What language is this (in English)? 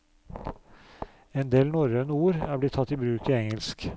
Norwegian